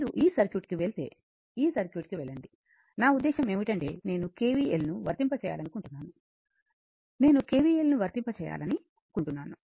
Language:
Telugu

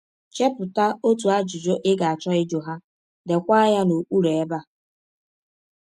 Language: Igbo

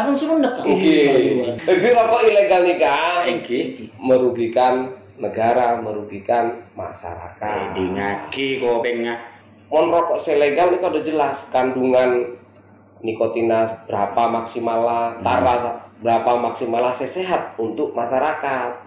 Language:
Indonesian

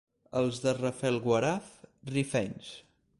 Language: Catalan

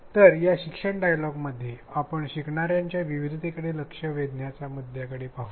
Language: Marathi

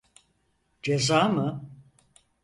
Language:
Turkish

